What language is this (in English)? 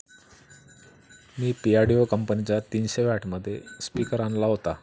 Marathi